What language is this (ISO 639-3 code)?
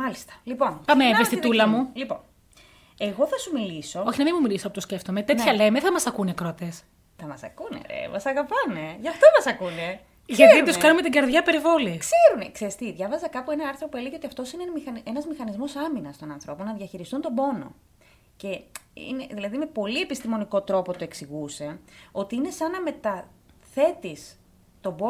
ell